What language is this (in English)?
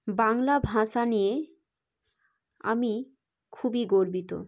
Bangla